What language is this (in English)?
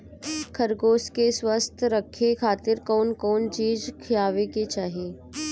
Bhojpuri